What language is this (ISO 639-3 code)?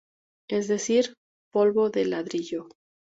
spa